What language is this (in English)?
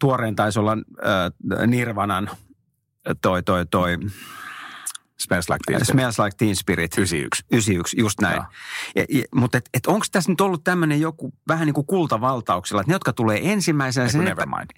Finnish